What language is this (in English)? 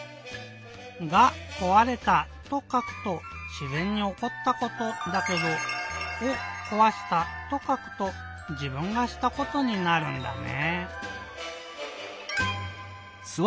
Japanese